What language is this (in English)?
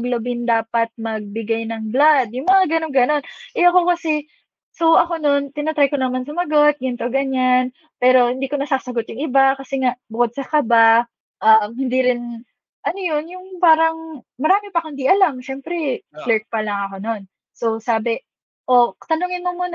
Filipino